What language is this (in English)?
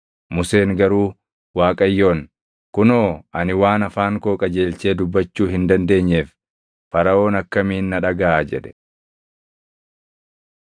Oromo